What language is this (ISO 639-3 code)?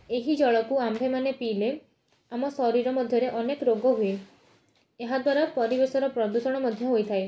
ori